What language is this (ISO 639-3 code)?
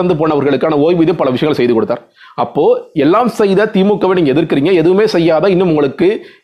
tam